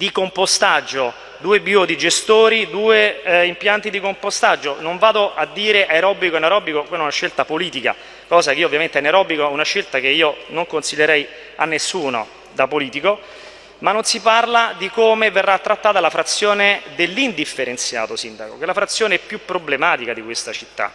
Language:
Italian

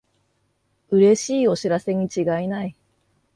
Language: Japanese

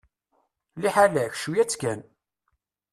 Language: Kabyle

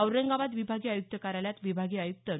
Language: Marathi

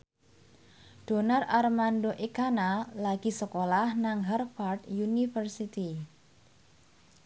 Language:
Javanese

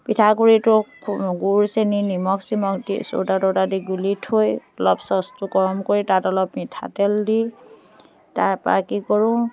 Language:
Assamese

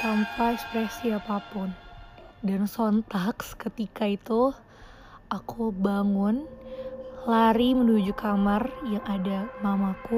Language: Indonesian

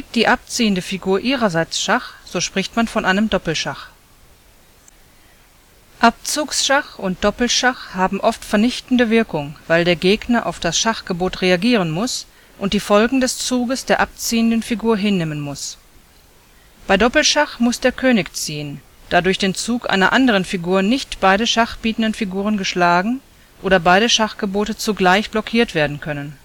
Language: German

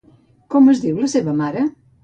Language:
Catalan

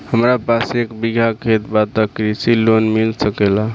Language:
Bhojpuri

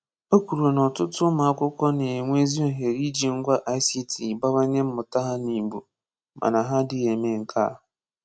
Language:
Igbo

